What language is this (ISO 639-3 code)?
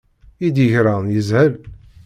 kab